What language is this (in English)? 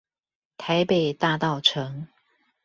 Chinese